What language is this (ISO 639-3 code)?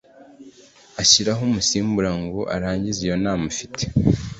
kin